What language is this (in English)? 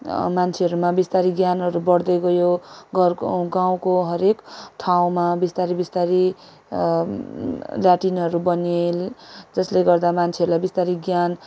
Nepali